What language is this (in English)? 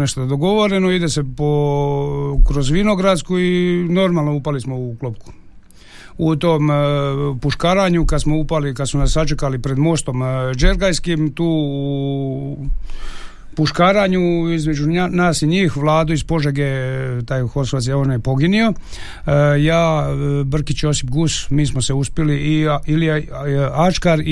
Croatian